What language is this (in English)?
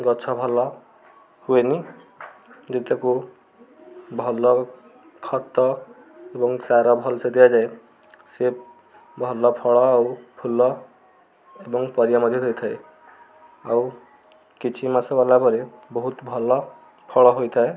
Odia